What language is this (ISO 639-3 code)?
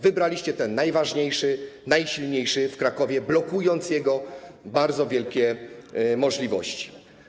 pol